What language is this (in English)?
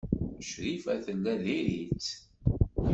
Kabyle